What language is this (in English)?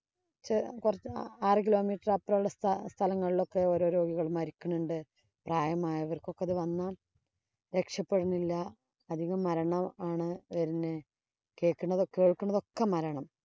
Malayalam